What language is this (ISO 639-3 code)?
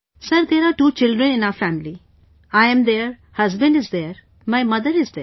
eng